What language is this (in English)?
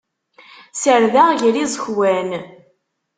Kabyle